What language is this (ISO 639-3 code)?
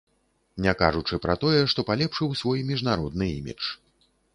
bel